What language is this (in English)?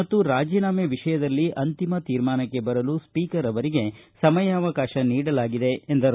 Kannada